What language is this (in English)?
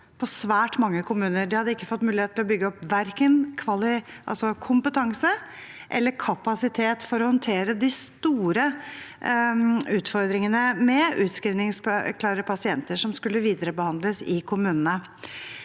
Norwegian